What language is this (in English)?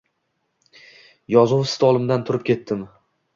Uzbek